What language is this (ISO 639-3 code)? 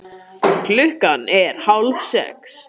isl